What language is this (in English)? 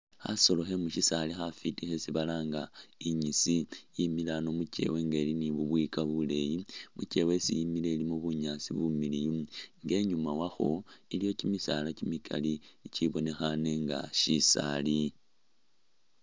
Masaaba